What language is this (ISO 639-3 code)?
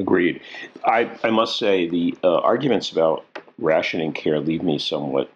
eng